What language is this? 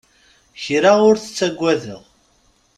Kabyle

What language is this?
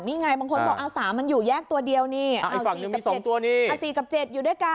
Thai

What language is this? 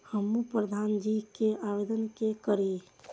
Maithili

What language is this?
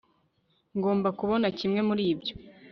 Kinyarwanda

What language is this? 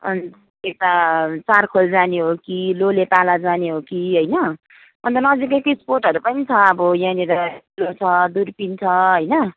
Nepali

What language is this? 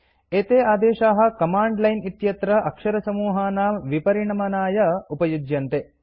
Sanskrit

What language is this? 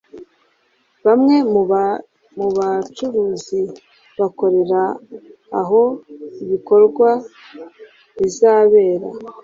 Kinyarwanda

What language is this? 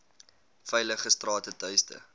Afrikaans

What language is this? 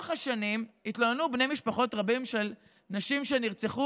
Hebrew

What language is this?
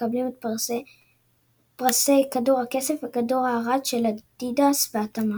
Hebrew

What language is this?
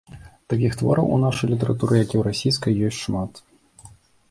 Belarusian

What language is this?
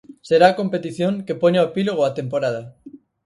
Galician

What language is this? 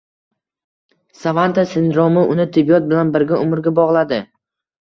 Uzbek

